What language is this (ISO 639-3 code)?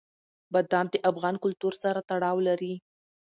pus